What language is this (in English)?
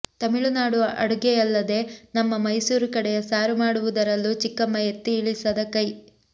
Kannada